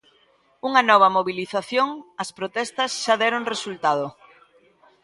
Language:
Galician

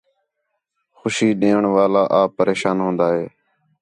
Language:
Khetrani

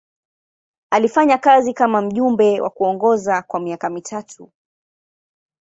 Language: Swahili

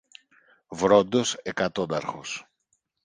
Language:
Greek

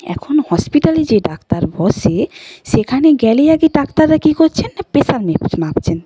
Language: Bangla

